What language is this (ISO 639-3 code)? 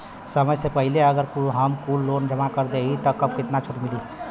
bho